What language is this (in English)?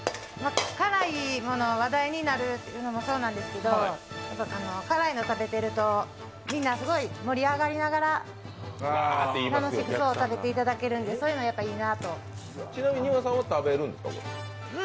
Japanese